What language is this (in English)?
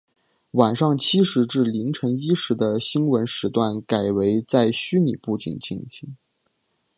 Chinese